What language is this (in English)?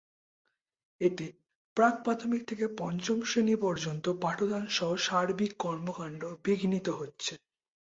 Bangla